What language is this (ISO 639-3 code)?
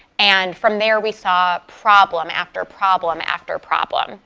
eng